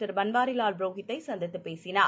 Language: Tamil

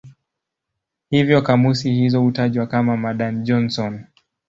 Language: Swahili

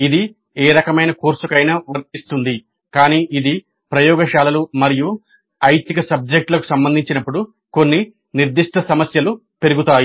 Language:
Telugu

